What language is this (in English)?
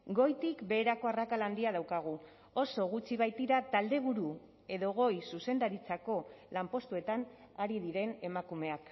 Basque